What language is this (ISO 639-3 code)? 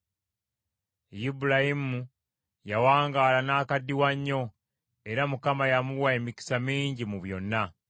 lug